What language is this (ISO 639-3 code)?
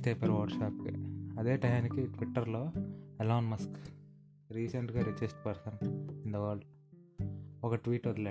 tel